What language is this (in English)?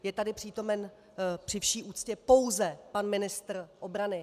Czech